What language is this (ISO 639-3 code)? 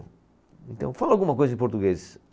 por